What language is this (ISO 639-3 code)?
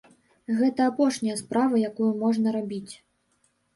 bel